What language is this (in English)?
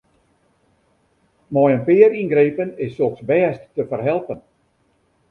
Western Frisian